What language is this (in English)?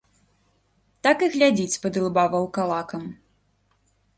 Belarusian